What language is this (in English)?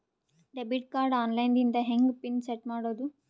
Kannada